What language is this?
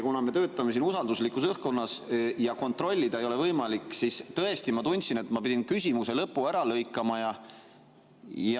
Estonian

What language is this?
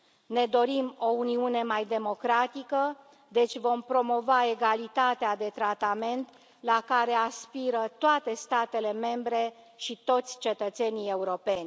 Romanian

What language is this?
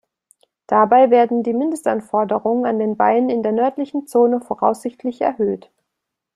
German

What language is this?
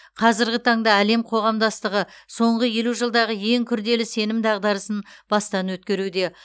Kazakh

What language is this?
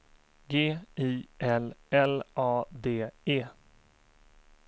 Swedish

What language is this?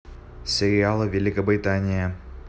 Russian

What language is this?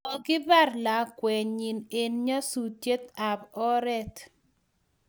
Kalenjin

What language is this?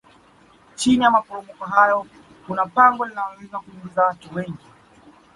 Swahili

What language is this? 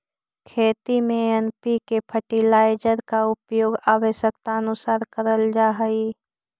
Magahi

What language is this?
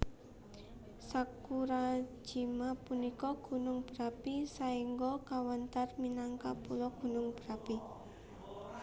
Javanese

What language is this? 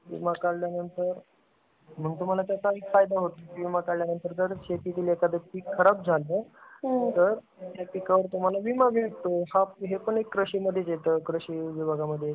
Marathi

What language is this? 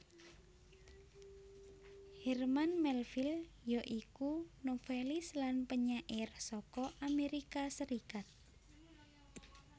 Javanese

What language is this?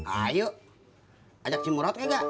Indonesian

